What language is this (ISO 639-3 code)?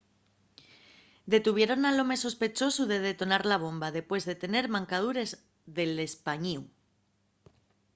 ast